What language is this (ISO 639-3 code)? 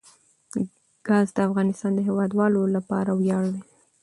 pus